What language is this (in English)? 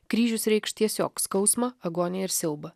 Lithuanian